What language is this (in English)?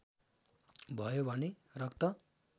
Nepali